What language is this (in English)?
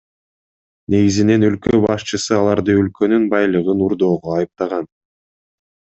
Kyrgyz